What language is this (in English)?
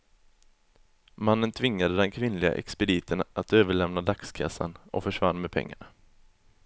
Swedish